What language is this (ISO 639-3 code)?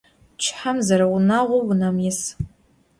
ady